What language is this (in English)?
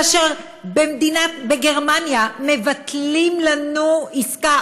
Hebrew